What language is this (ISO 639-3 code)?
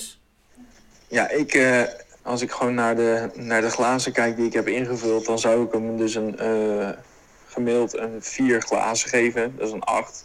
nld